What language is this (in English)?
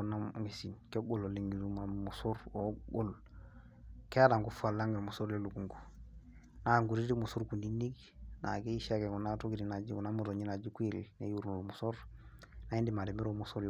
Masai